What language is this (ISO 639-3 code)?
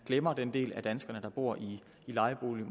dan